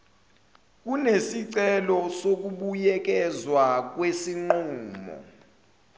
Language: Zulu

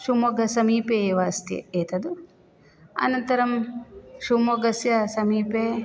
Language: Sanskrit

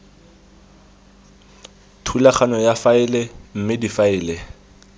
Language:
Tswana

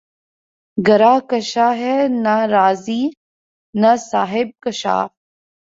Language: Urdu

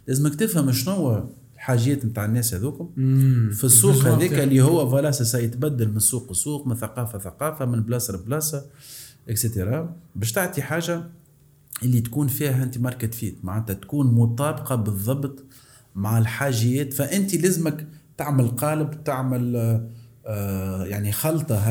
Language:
Arabic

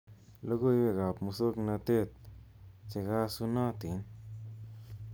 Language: Kalenjin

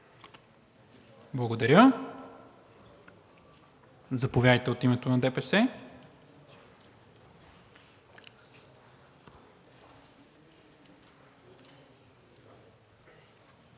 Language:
Bulgarian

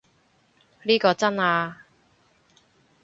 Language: Cantonese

